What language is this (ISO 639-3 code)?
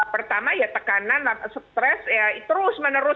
ind